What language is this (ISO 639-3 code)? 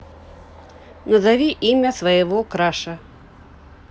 rus